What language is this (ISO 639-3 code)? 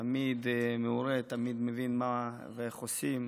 heb